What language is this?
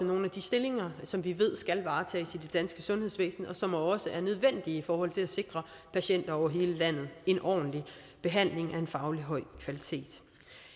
Danish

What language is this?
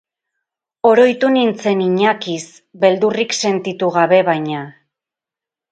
Basque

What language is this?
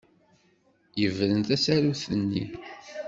Kabyle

